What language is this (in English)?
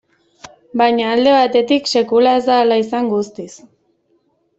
Basque